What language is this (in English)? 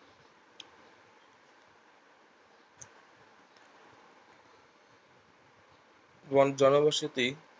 Bangla